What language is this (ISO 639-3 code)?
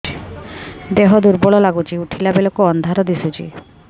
ori